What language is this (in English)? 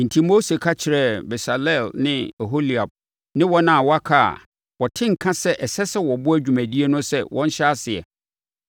Akan